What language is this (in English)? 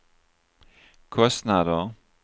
Swedish